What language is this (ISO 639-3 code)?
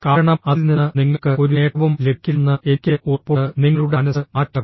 mal